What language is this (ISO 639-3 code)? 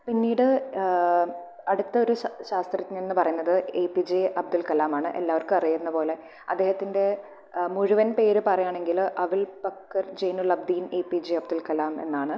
mal